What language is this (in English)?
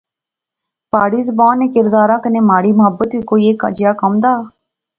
Pahari-Potwari